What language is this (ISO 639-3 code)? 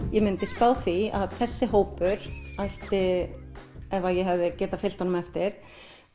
isl